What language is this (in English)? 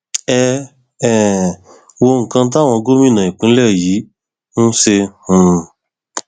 Yoruba